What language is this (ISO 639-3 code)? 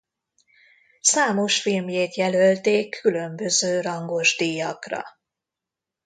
hun